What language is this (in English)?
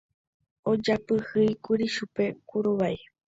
Guarani